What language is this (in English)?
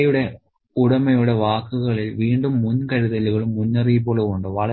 Malayalam